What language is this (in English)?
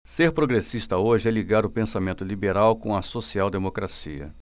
Portuguese